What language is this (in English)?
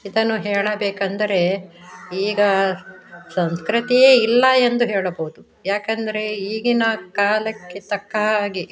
Kannada